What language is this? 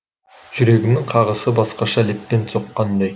Kazakh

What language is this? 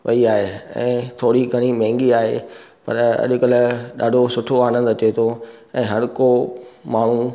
Sindhi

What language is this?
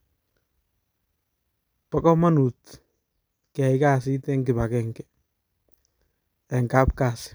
Kalenjin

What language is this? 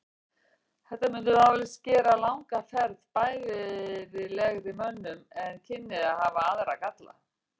Icelandic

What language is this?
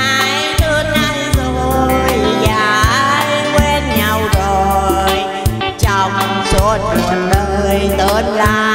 Thai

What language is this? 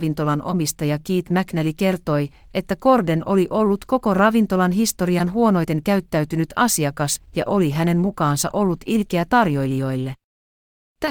Finnish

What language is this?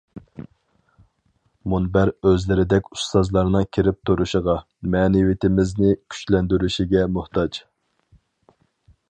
Uyghur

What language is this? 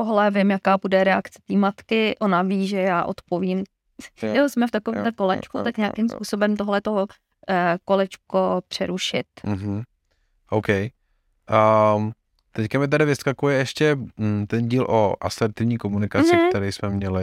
Czech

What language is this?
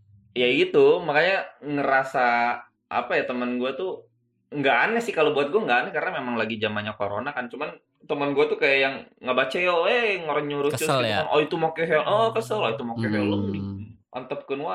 Indonesian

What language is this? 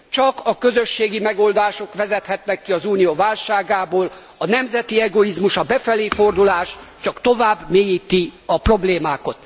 Hungarian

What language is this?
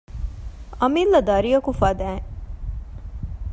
Divehi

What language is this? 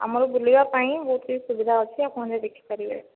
Odia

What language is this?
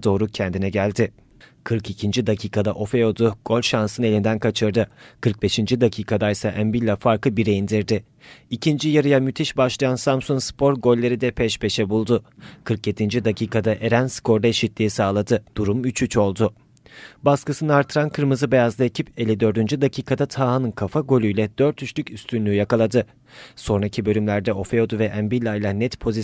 Turkish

